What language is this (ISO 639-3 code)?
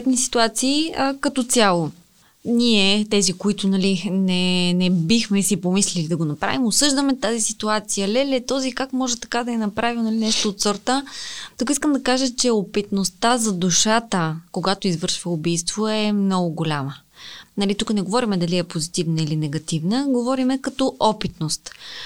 bul